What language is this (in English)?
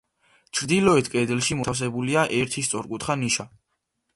Georgian